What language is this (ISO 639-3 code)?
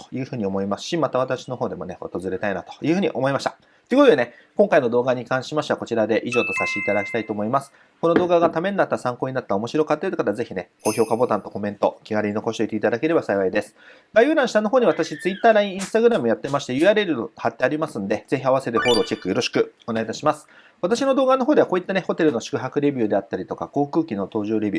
jpn